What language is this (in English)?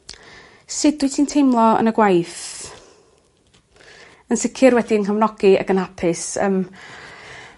Welsh